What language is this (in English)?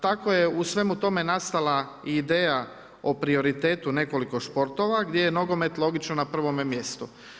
Croatian